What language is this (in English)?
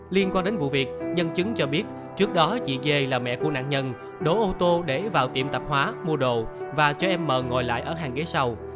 Vietnamese